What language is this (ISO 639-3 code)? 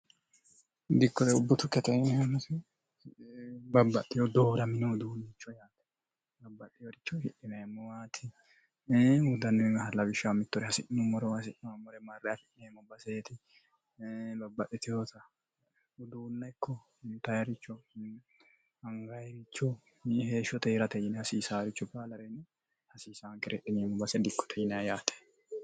sid